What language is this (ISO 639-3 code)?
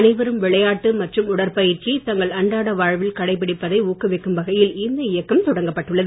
tam